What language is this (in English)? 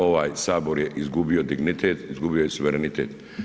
Croatian